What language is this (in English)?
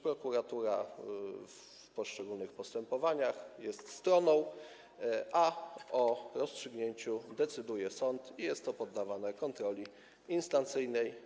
Polish